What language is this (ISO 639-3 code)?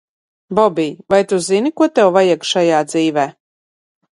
lav